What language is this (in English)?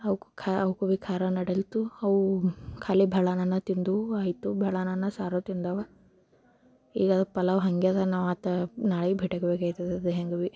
Kannada